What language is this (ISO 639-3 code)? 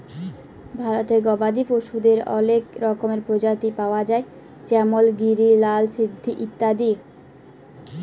ben